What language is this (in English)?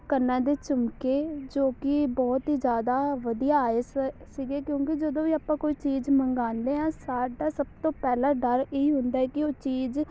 Punjabi